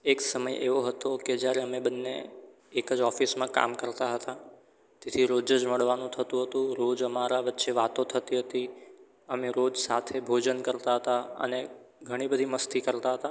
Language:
Gujarati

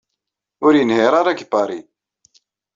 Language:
Kabyle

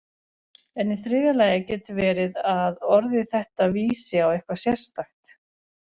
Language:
Icelandic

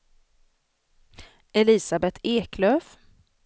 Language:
Swedish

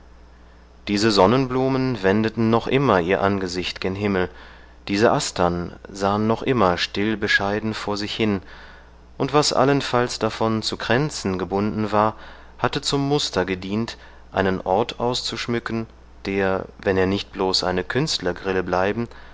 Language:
German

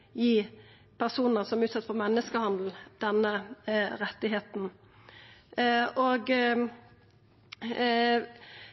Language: Norwegian Nynorsk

